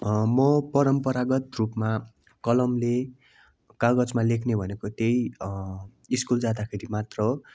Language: Nepali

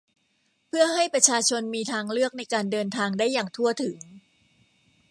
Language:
Thai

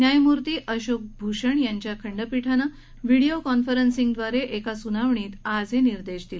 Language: Marathi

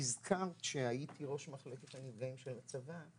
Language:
Hebrew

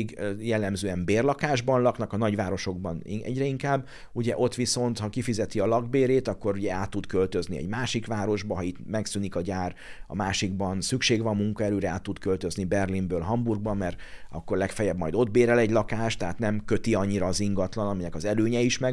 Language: Hungarian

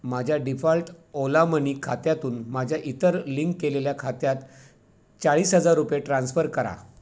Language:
Marathi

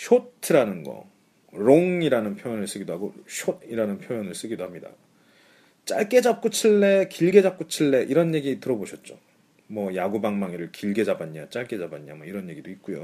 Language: Korean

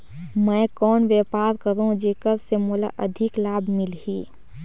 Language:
Chhattisgarhi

